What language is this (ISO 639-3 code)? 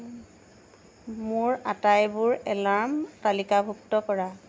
asm